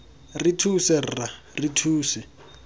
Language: Tswana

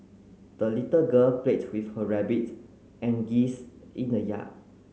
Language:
English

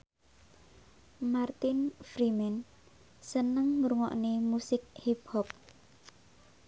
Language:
Javanese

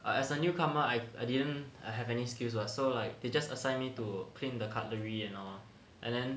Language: English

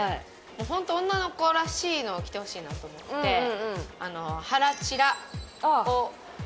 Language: Japanese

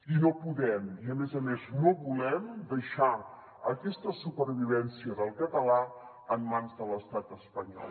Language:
Catalan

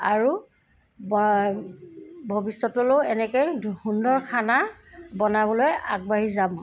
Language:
Assamese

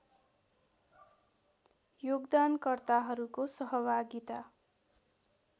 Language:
Nepali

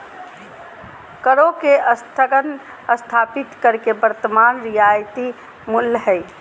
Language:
Magahi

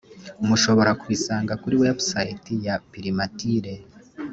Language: Kinyarwanda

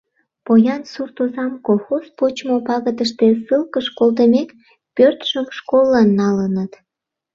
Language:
Mari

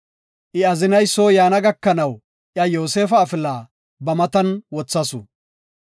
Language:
Gofa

